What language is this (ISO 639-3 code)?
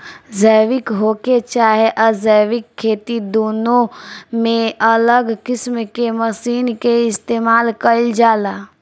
bho